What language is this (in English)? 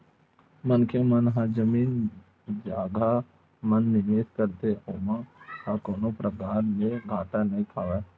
Chhattisgarhi